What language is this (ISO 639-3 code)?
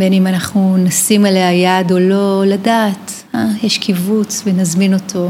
heb